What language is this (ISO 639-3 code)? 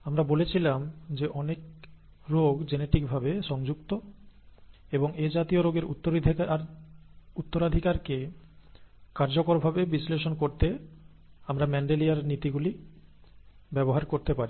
ben